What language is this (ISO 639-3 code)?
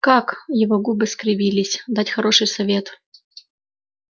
rus